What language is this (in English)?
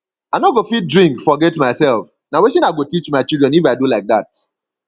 Nigerian Pidgin